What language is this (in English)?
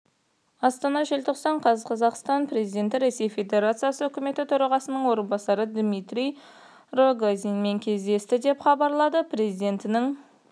Kazakh